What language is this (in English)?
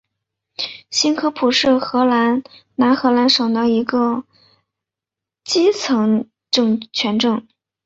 Chinese